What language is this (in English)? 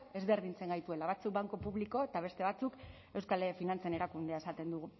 Basque